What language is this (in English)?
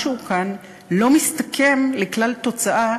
Hebrew